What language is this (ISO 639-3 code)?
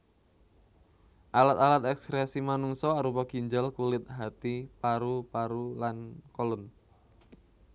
jav